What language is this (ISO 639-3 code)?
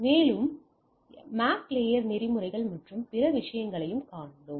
tam